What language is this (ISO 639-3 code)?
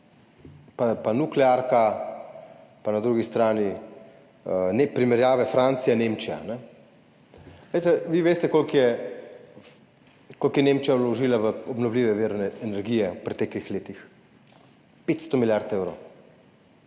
slv